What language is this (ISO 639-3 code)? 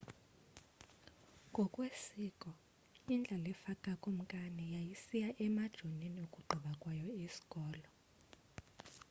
xho